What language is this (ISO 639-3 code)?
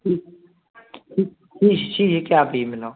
mni